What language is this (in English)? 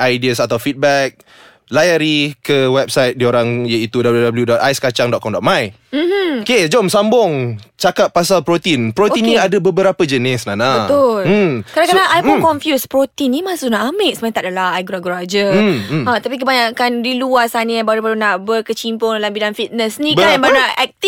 Malay